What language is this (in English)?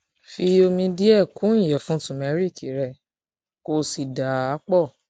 Yoruba